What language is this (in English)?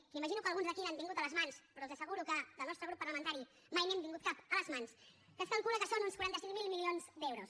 Catalan